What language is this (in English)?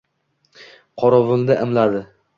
Uzbek